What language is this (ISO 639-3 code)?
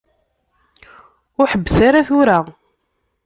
kab